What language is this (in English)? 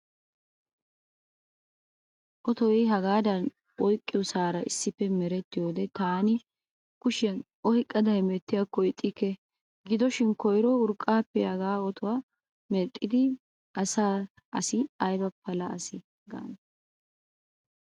Wolaytta